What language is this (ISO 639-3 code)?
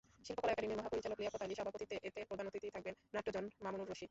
ben